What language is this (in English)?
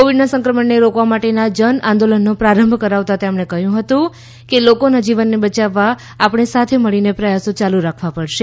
Gujarati